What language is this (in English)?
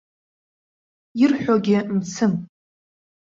Abkhazian